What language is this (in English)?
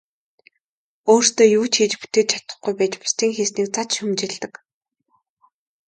Mongolian